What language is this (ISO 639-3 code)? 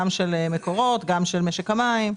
heb